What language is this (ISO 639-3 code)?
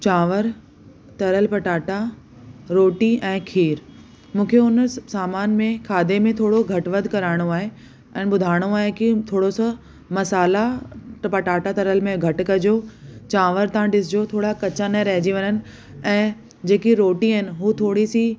snd